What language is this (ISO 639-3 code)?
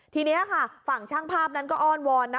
tha